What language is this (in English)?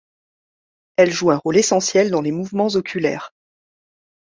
French